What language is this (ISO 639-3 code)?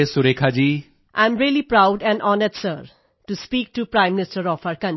pan